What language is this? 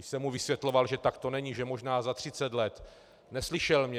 Czech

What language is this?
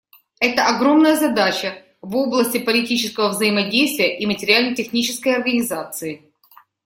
Russian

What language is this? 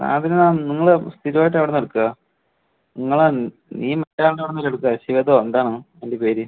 Malayalam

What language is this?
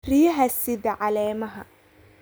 Somali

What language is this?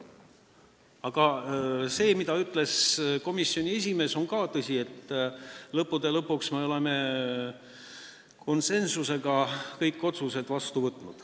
Estonian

